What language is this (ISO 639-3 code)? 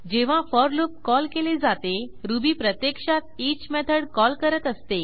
mar